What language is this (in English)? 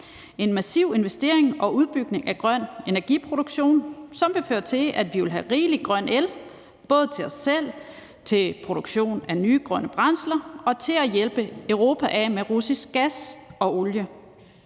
Danish